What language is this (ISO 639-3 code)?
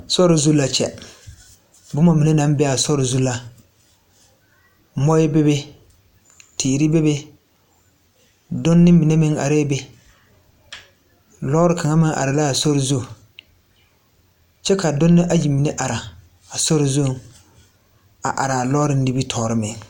dga